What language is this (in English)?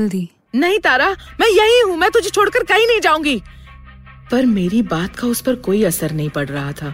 Hindi